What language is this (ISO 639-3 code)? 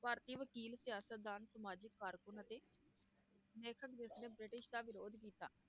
pan